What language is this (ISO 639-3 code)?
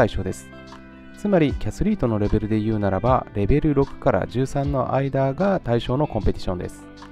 jpn